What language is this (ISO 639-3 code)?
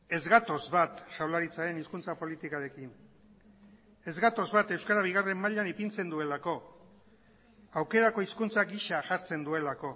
eus